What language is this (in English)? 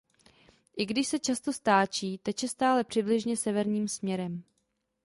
Czech